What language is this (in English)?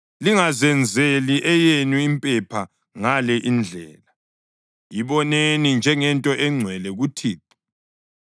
North Ndebele